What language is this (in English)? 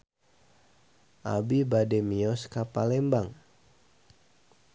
Sundanese